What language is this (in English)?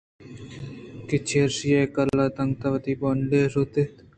Eastern Balochi